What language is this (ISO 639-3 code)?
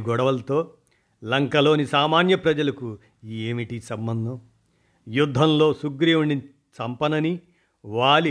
tel